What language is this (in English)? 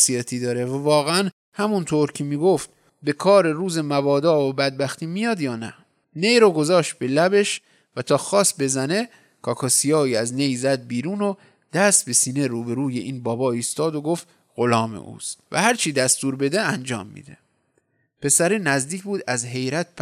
Persian